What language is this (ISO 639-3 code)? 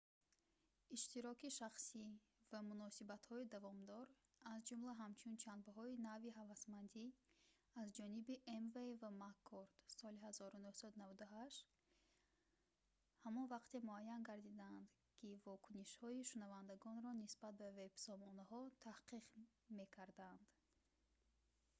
tgk